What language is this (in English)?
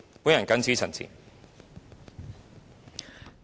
Cantonese